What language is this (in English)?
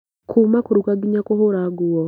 Kikuyu